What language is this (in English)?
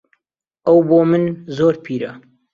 Central Kurdish